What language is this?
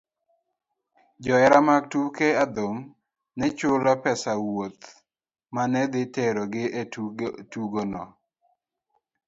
Luo (Kenya and Tanzania)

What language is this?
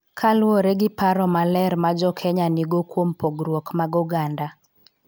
Luo (Kenya and Tanzania)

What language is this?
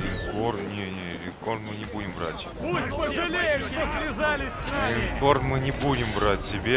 Russian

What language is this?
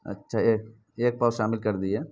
Urdu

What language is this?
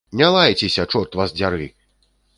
Belarusian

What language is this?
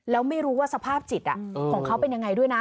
Thai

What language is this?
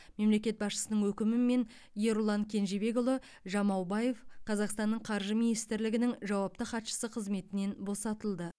Kazakh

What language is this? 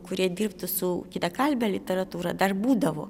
Lithuanian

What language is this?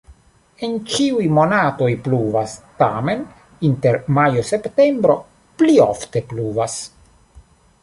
Esperanto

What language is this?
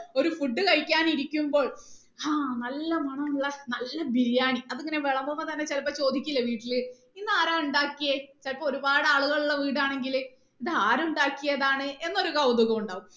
Malayalam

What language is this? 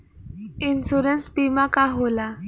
Bhojpuri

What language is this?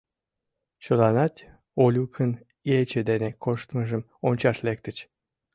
Mari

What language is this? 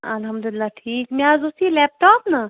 Kashmiri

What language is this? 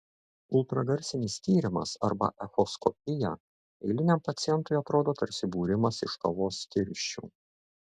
Lithuanian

